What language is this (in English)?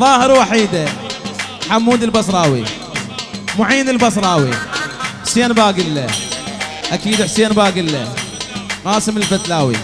Arabic